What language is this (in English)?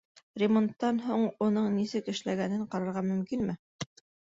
Bashkir